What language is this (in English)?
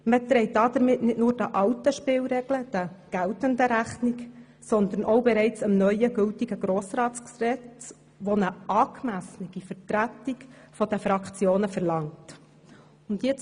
Swiss German